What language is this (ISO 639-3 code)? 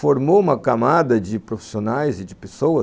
por